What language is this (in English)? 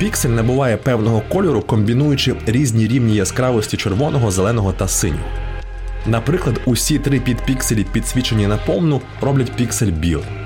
Ukrainian